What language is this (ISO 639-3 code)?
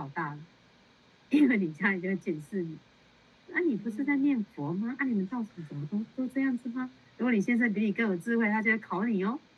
zho